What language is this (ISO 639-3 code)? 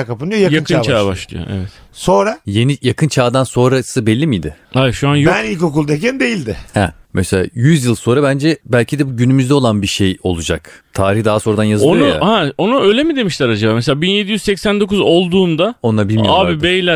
tur